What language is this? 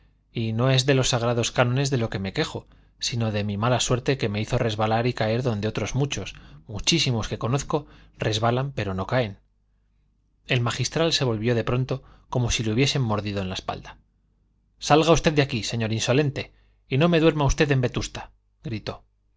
Spanish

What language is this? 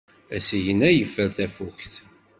Kabyle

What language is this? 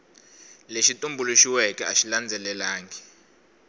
Tsonga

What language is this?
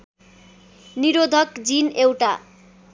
Nepali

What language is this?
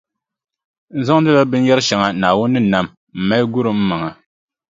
Dagbani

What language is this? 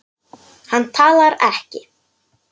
Icelandic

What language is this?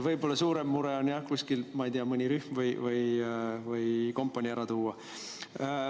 Estonian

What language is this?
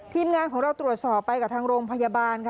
Thai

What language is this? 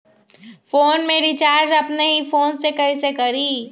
Magahi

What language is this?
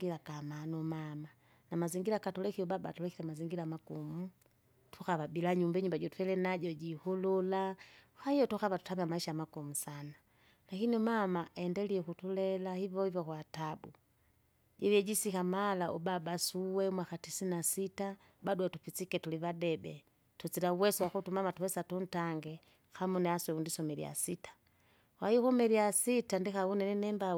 Kinga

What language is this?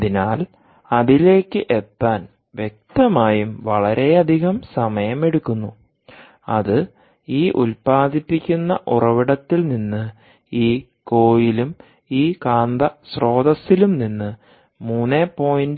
Malayalam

